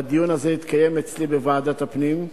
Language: Hebrew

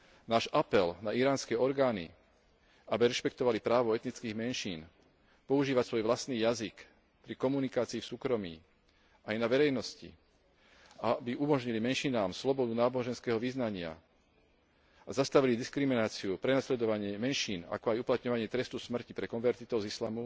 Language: Slovak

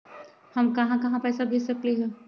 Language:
Magahi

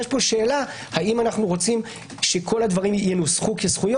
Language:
Hebrew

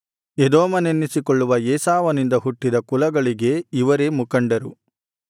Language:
Kannada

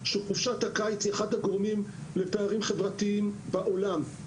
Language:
Hebrew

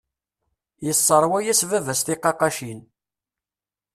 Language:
Kabyle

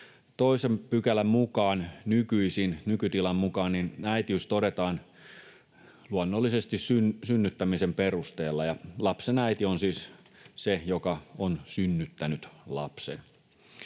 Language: Finnish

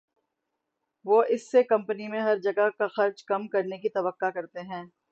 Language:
Urdu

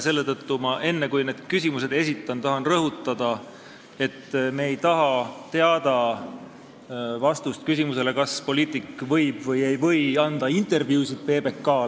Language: Estonian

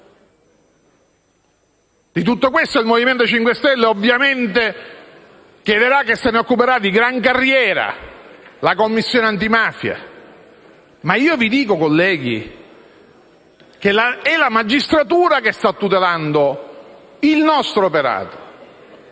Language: Italian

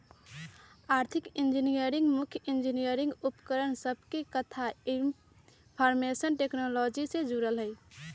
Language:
Magahi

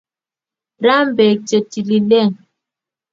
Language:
Kalenjin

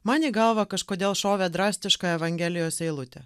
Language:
Lithuanian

